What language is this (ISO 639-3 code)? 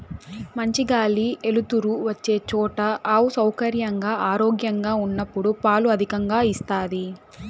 tel